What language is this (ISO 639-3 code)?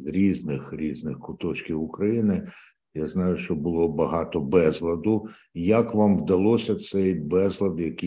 ukr